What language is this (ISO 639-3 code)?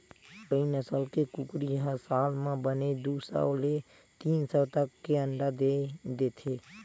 hne